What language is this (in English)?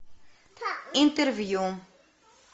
Russian